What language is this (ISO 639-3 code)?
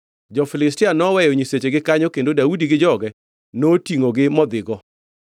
luo